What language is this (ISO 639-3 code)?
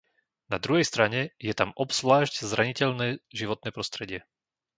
slk